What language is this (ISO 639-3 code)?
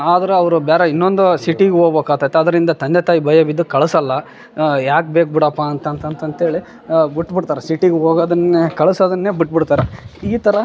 kan